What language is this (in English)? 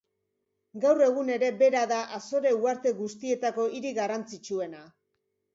Basque